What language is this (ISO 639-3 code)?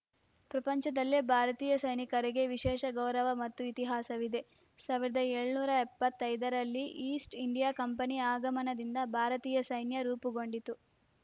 kan